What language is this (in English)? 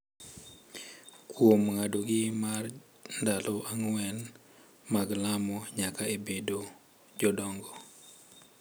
Luo (Kenya and Tanzania)